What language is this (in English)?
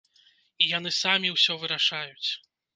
Belarusian